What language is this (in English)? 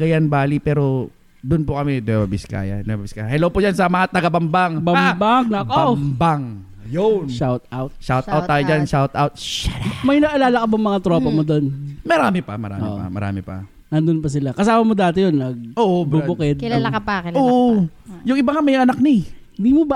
Filipino